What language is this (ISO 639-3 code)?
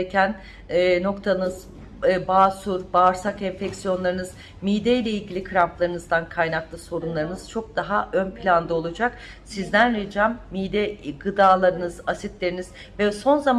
tur